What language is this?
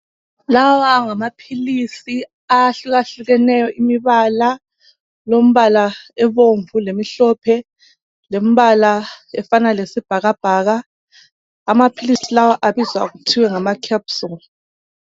North Ndebele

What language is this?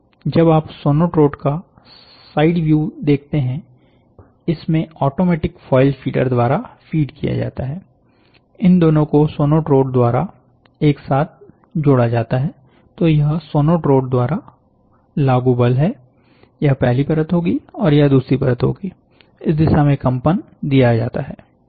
Hindi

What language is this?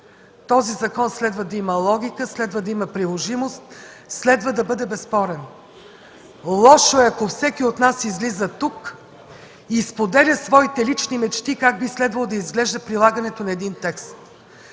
Bulgarian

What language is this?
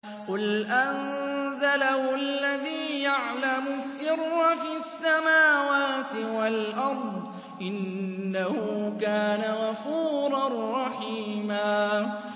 Arabic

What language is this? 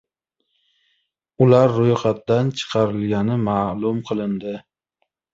Uzbek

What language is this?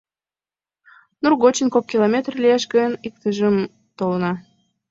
Mari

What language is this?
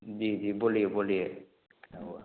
Hindi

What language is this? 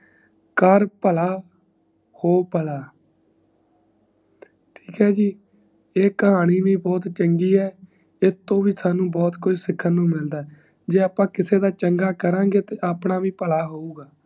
Punjabi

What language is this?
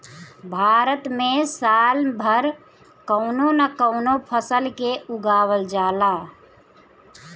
Bhojpuri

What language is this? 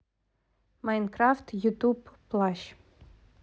Russian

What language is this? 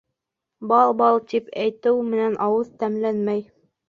Bashkir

